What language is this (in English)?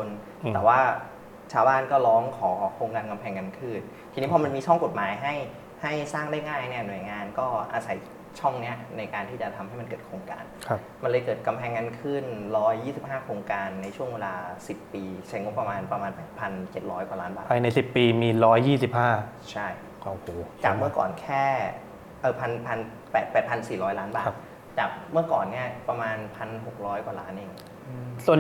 Thai